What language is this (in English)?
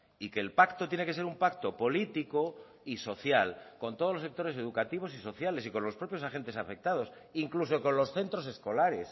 Spanish